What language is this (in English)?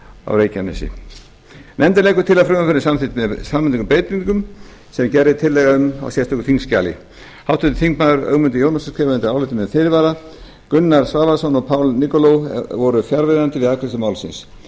Icelandic